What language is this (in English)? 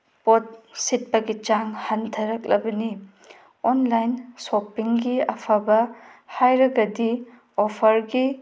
Manipuri